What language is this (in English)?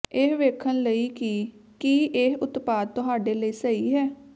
Punjabi